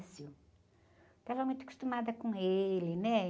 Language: Portuguese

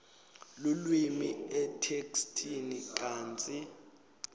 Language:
Swati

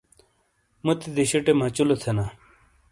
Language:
Shina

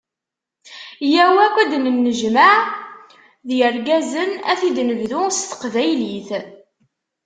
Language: Kabyle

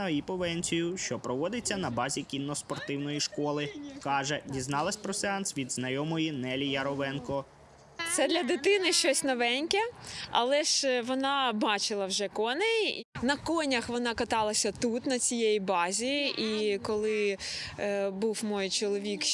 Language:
Ukrainian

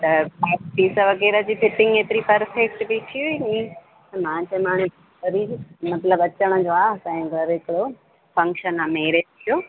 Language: Sindhi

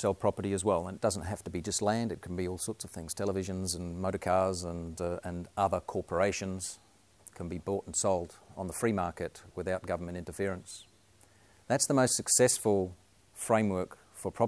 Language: English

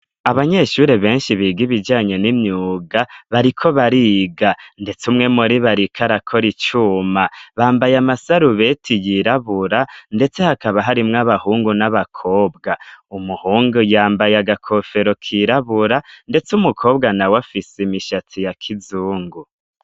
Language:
Rundi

